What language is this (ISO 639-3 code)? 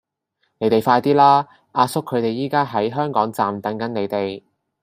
yue